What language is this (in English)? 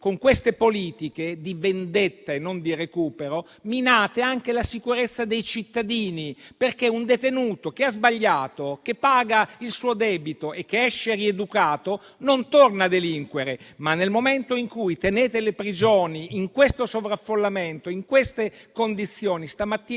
Italian